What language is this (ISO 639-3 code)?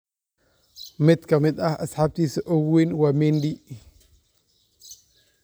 som